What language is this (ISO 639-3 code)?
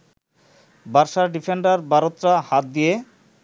ben